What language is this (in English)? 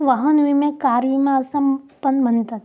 Marathi